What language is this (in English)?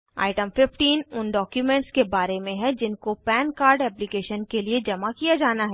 Hindi